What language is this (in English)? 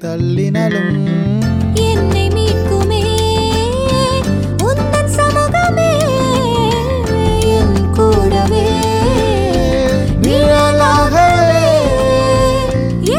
Urdu